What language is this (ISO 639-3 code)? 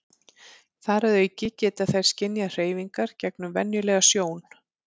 isl